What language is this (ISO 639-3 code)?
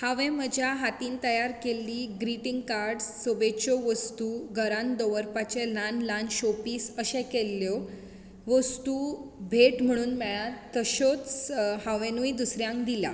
kok